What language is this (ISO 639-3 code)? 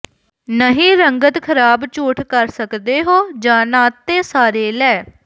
pan